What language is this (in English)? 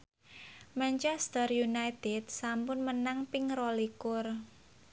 Javanese